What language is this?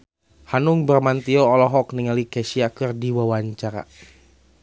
Sundanese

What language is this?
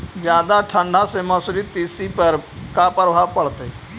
Magahi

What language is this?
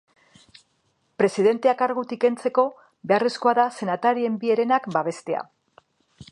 Basque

